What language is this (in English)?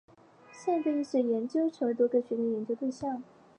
Chinese